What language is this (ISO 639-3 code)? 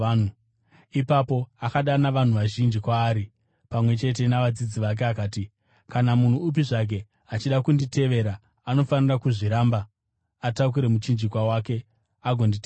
sna